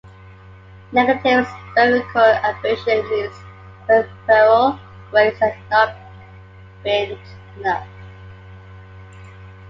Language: English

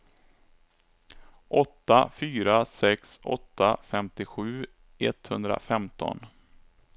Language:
Swedish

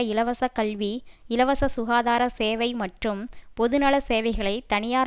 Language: Tamil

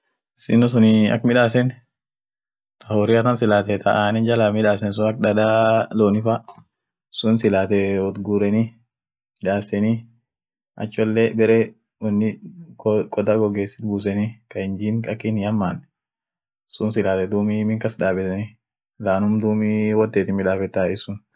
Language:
Orma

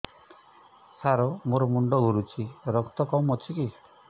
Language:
Odia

